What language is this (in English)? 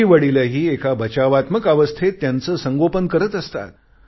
Marathi